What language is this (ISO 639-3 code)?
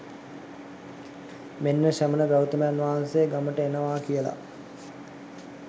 sin